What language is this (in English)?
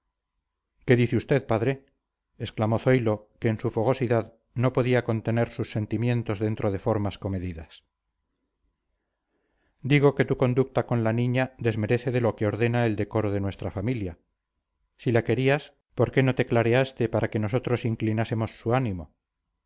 Spanish